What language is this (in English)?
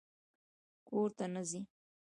Pashto